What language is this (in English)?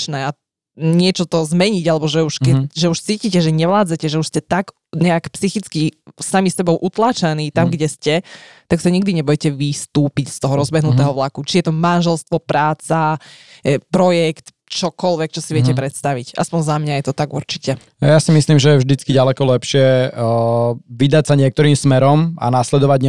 Slovak